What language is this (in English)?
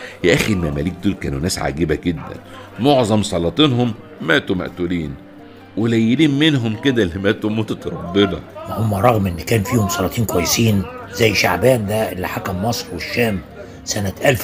Arabic